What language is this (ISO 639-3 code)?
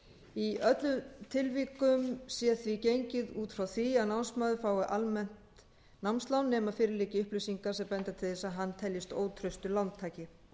isl